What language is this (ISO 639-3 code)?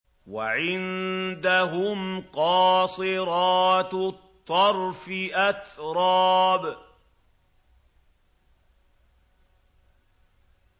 ara